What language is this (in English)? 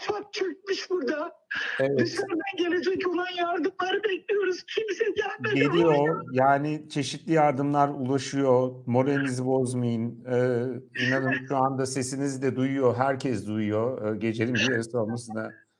Turkish